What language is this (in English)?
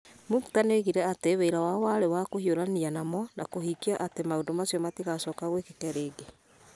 Kikuyu